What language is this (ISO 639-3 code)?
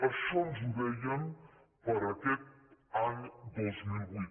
cat